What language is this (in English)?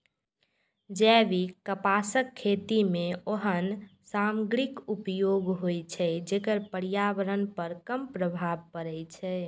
Maithili